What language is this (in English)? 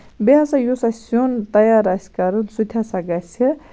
Kashmiri